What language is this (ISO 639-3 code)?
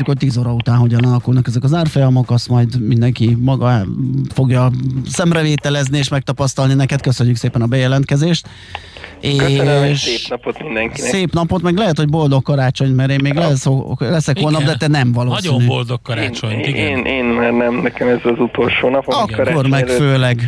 hun